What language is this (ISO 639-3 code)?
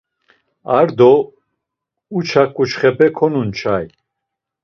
lzz